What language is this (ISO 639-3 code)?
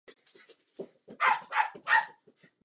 ces